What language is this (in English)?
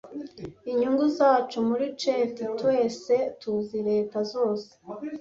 Kinyarwanda